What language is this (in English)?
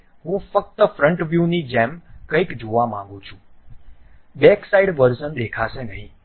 Gujarati